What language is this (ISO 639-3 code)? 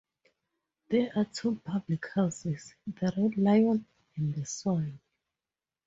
eng